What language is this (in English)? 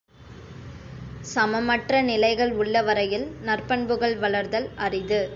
Tamil